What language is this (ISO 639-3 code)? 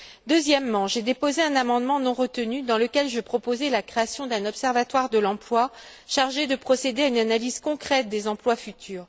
fra